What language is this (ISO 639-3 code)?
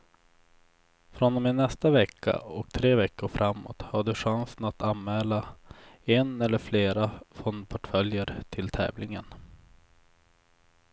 swe